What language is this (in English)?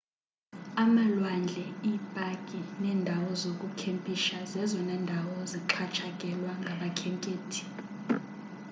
Xhosa